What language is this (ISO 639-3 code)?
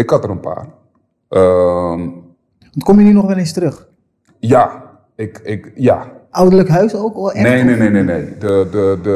nld